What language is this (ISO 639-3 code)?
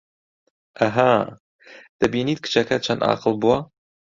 ckb